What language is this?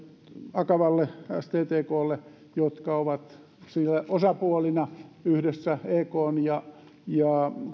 Finnish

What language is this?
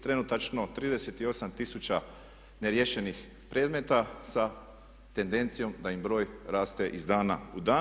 Croatian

